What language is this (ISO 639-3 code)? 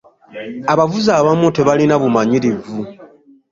lug